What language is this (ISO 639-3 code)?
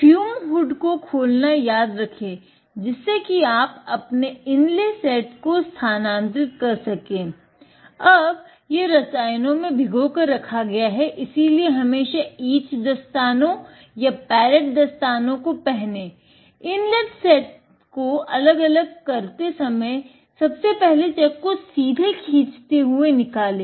hin